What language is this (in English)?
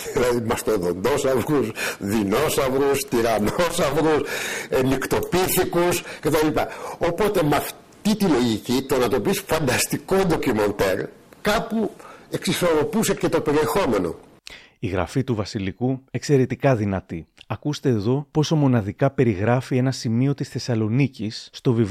Greek